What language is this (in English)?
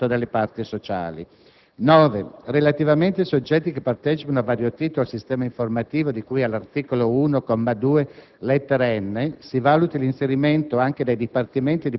Italian